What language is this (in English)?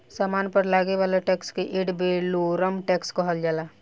Bhojpuri